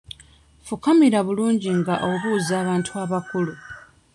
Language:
Ganda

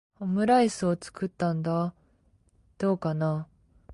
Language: Japanese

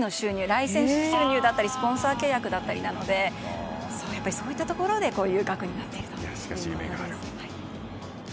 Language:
Japanese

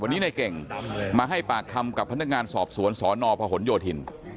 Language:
Thai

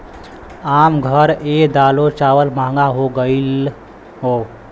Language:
Bhojpuri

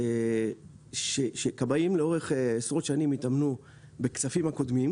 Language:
Hebrew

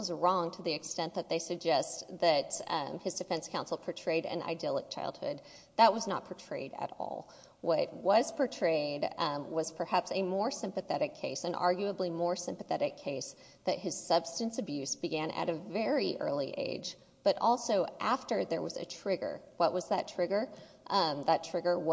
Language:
English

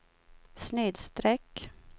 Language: Swedish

